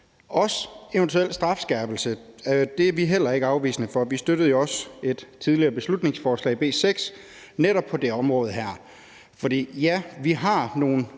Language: Danish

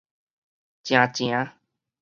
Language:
Min Nan Chinese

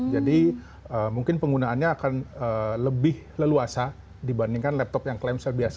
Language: Indonesian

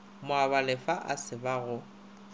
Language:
Northern Sotho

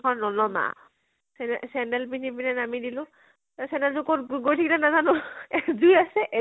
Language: Assamese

